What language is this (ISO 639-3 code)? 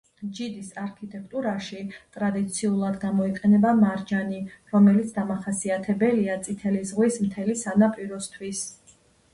kat